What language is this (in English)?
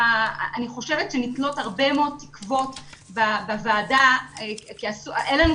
Hebrew